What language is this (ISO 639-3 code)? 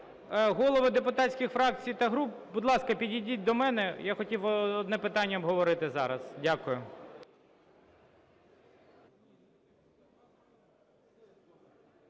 ukr